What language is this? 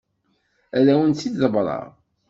Kabyle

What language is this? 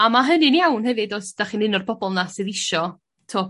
Welsh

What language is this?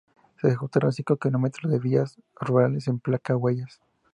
Spanish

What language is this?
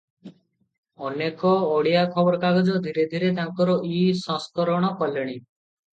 Odia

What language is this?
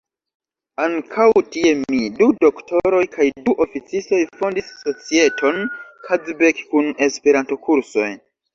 Esperanto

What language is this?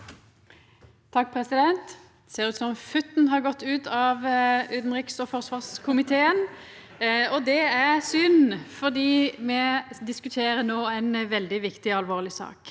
Norwegian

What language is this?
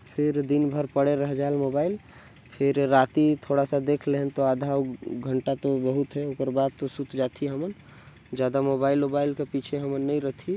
Korwa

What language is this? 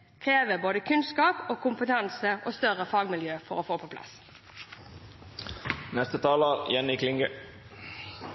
Norwegian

